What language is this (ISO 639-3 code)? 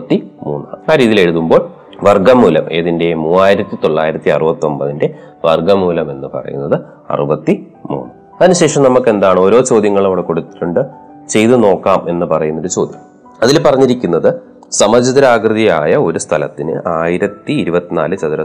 mal